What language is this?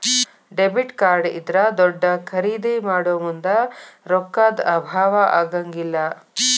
Kannada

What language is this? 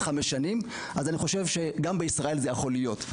Hebrew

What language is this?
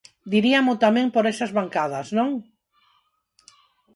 Galician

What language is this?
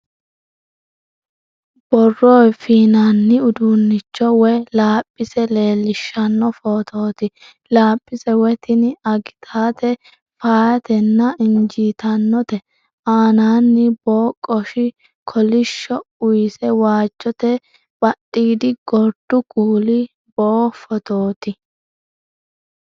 Sidamo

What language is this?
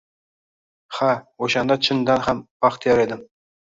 Uzbek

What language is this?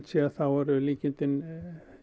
Icelandic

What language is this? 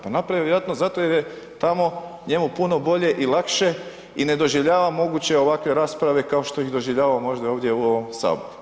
Croatian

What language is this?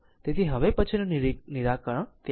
Gujarati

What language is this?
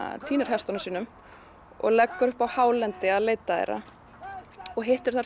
Icelandic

